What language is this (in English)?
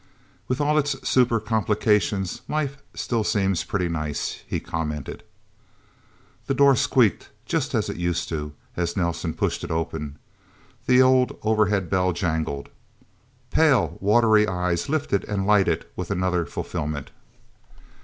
English